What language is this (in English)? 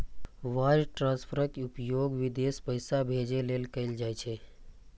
Maithili